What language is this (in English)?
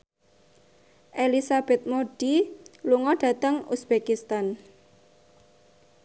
Javanese